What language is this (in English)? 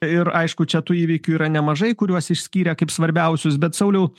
Lithuanian